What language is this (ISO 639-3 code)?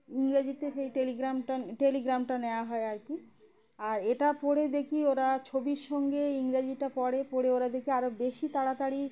ben